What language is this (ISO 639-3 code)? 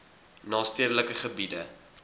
afr